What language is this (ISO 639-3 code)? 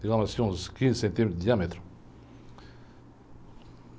por